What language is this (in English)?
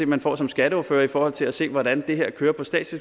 Danish